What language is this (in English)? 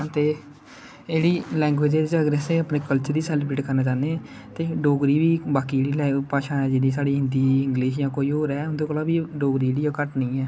Dogri